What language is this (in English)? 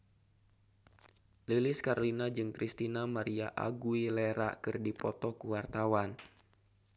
Sundanese